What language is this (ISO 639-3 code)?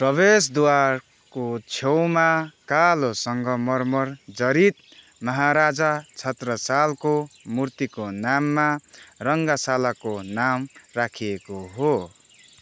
nep